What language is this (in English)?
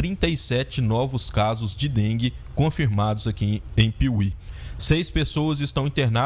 Portuguese